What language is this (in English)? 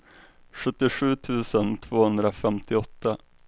Swedish